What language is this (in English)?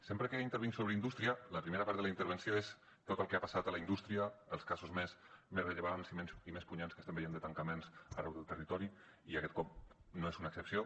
Catalan